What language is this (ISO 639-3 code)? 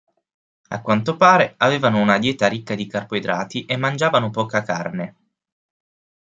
ita